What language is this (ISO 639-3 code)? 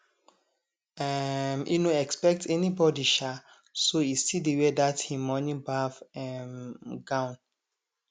pcm